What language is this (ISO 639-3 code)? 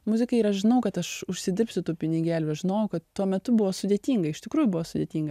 lit